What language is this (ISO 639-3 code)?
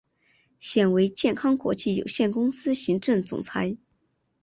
zho